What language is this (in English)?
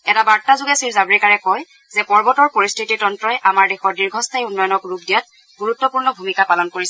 Assamese